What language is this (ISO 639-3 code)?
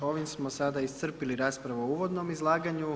hrv